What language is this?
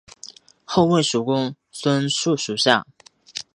Chinese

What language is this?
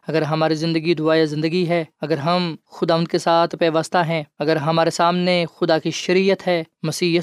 Urdu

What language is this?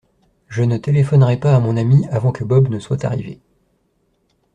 French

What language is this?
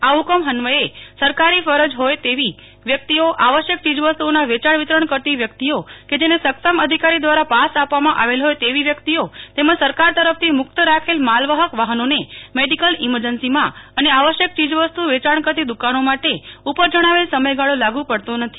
Gujarati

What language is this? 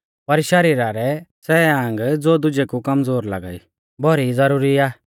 Mahasu Pahari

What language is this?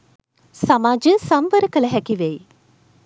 Sinhala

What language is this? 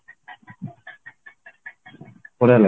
Odia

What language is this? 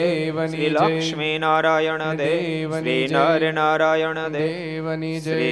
Gujarati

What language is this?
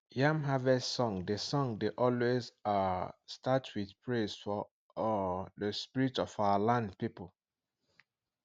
Nigerian Pidgin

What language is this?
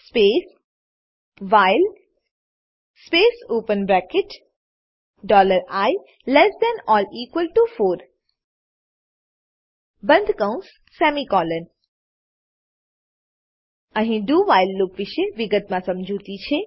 Gujarati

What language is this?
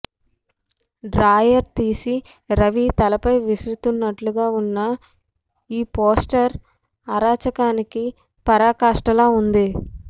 Telugu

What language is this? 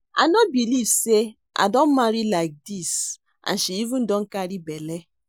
Nigerian Pidgin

